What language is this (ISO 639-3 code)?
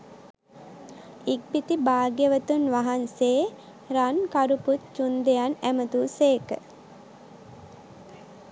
sin